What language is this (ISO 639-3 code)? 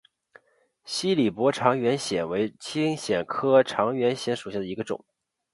zho